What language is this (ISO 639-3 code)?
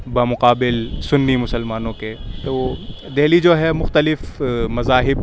urd